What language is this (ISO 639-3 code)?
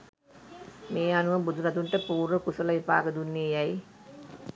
sin